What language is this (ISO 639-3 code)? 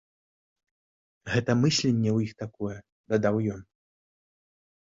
bel